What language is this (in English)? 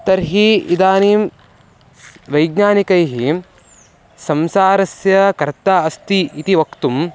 Sanskrit